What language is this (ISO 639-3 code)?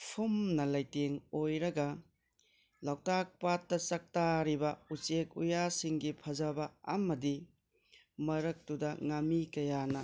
mni